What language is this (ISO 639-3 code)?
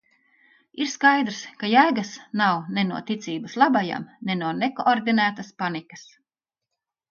lav